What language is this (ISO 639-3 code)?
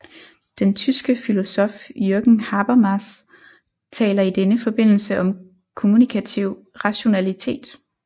dan